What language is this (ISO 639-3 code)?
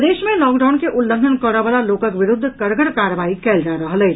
mai